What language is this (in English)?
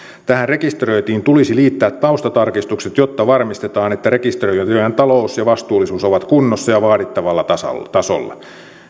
Finnish